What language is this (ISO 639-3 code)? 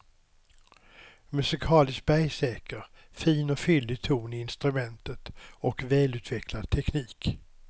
swe